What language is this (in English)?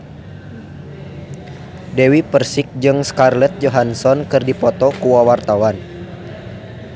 Sundanese